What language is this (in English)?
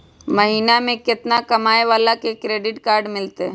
Magahi